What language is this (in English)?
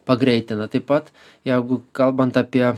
Lithuanian